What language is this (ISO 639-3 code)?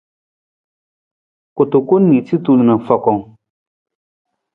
nmz